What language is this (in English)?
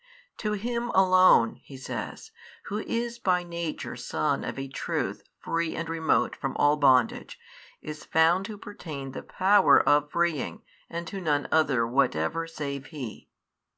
English